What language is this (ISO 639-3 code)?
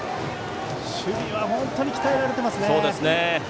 jpn